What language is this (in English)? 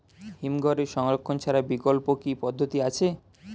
Bangla